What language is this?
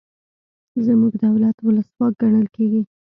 Pashto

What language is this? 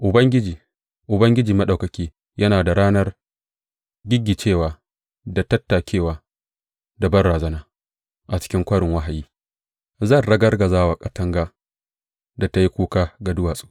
Hausa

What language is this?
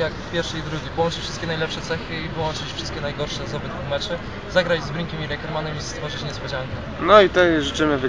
Polish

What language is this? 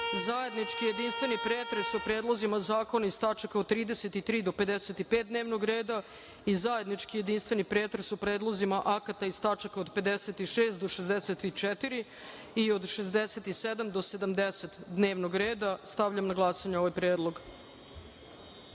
Serbian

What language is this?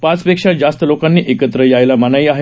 Marathi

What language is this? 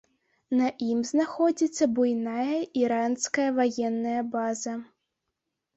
Belarusian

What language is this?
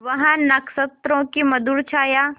Hindi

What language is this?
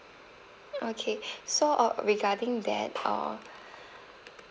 English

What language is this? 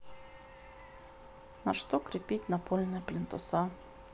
Russian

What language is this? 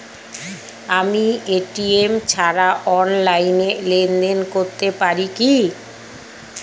Bangla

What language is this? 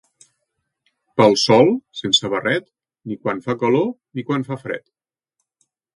Catalan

